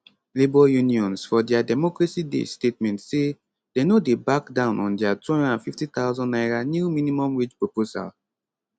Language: Nigerian Pidgin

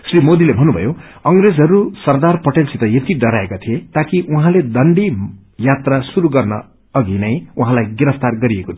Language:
Nepali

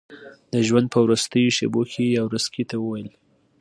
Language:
Pashto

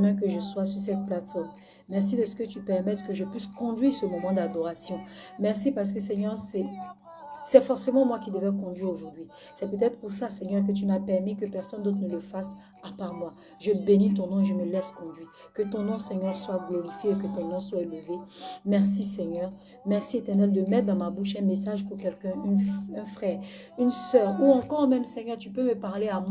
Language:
French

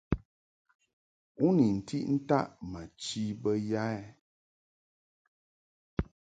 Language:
Mungaka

